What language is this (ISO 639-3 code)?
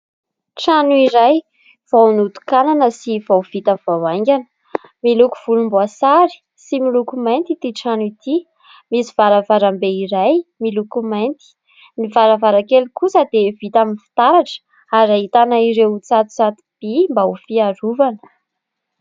mlg